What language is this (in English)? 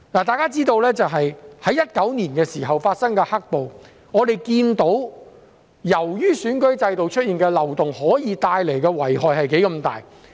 Cantonese